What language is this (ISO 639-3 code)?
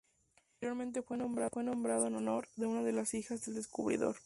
spa